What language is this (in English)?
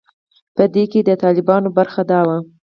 Pashto